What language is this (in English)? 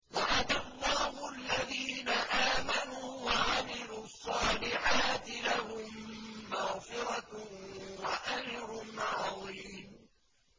Arabic